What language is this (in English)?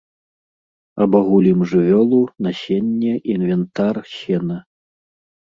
Belarusian